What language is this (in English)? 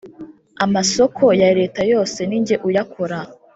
Kinyarwanda